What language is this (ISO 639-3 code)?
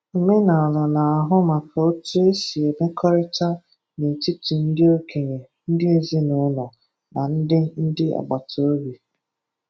ibo